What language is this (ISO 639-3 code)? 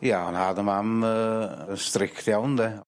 cym